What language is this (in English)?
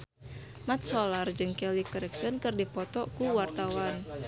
Sundanese